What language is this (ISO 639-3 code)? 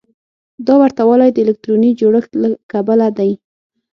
pus